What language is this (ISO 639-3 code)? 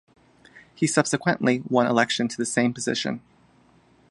eng